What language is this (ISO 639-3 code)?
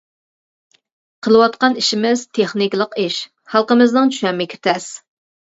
uig